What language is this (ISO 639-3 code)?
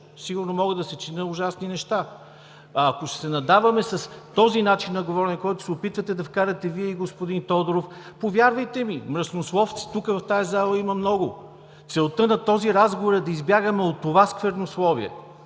bul